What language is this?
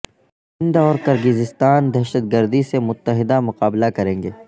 Urdu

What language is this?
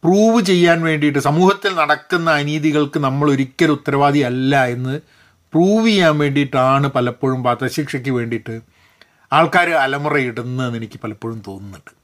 Malayalam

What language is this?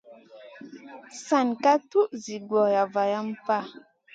Masana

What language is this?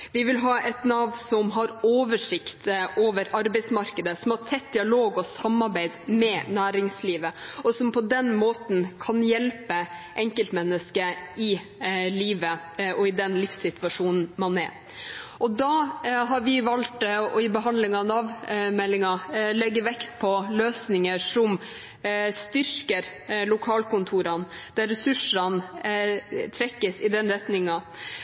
Norwegian Bokmål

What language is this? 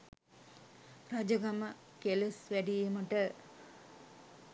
Sinhala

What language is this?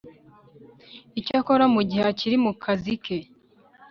Kinyarwanda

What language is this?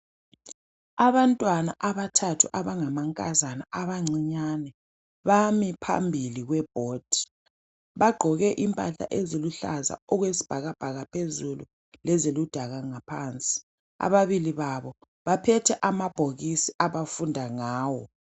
North Ndebele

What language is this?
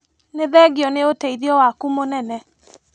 Kikuyu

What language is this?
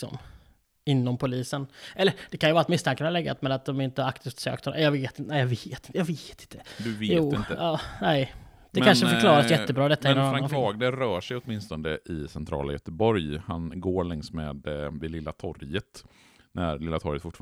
Swedish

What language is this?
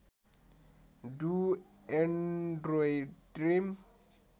Nepali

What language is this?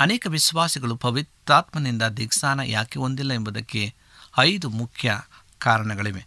Kannada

